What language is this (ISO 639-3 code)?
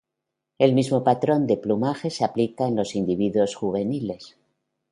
spa